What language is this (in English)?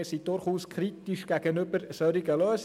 Swiss German